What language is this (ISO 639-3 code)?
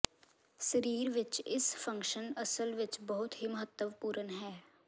pan